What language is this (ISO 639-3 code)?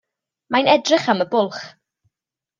cym